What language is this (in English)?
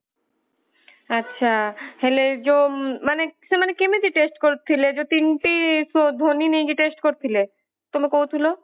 Odia